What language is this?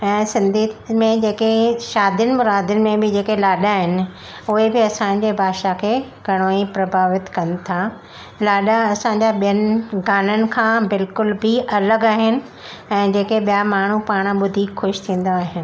Sindhi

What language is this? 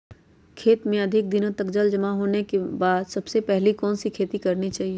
Magahi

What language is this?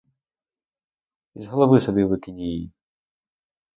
Ukrainian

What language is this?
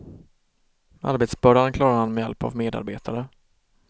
Swedish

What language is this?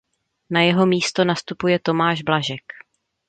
Czech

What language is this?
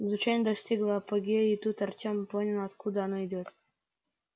Russian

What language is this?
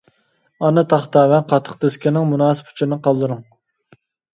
Uyghur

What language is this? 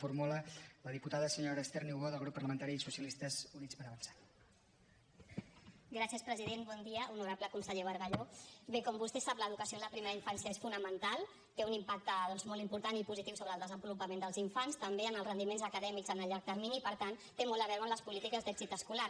Catalan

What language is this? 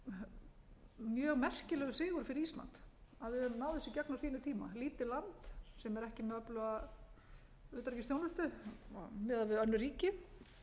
Icelandic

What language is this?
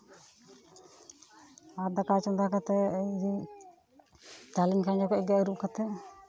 Santali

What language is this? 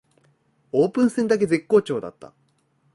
Japanese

